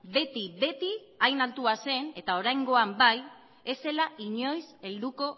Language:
Basque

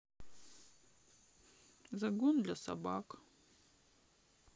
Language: Russian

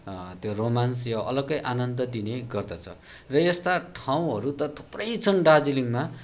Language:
Nepali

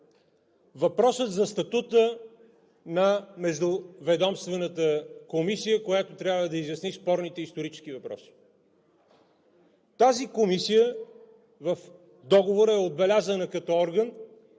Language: Bulgarian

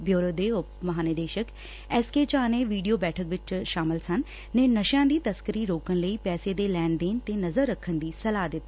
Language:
Punjabi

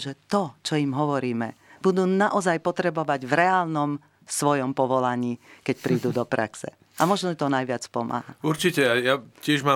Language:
Slovak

